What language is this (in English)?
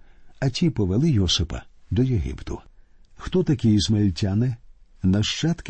Ukrainian